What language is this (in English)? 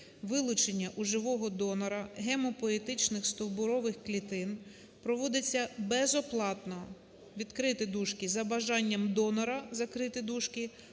Ukrainian